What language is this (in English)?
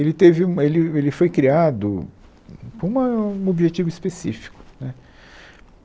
Portuguese